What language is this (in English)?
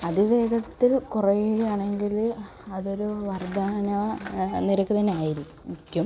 Malayalam